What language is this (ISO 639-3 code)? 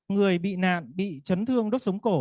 vie